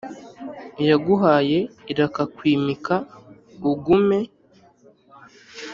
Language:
Kinyarwanda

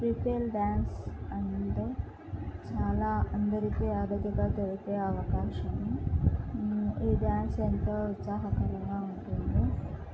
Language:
Telugu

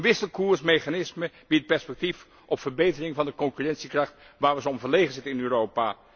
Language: Dutch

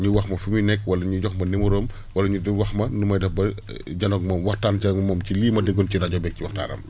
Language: Wolof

